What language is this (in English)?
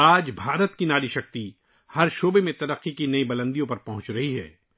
Urdu